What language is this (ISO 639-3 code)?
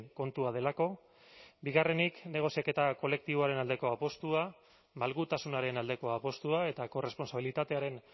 eus